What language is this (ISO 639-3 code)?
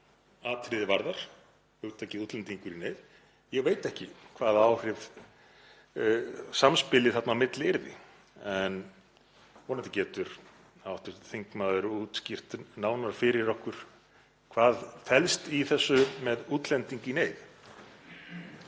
isl